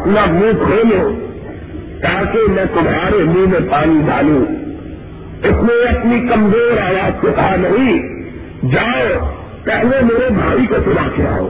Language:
Urdu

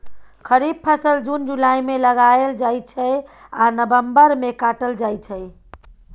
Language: Maithili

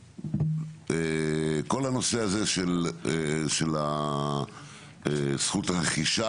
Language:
Hebrew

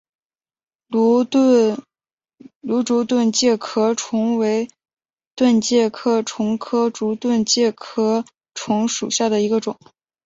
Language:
Chinese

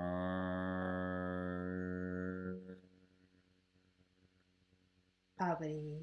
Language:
Spanish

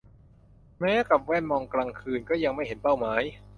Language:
Thai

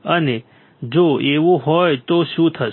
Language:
Gujarati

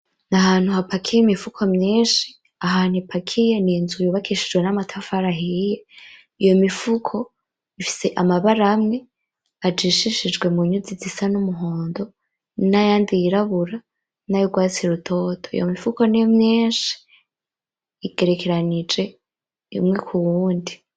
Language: Rundi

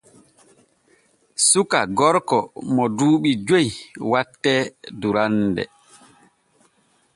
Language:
Borgu Fulfulde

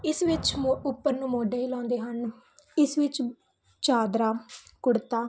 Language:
Punjabi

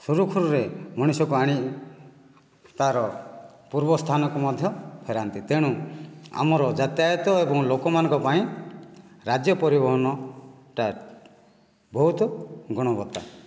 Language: Odia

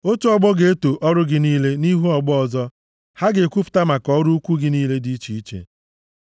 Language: Igbo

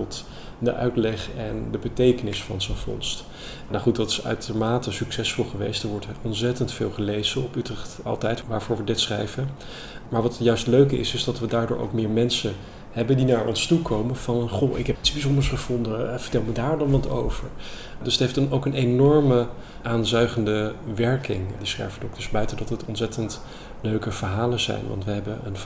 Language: Dutch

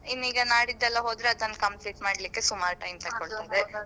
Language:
Kannada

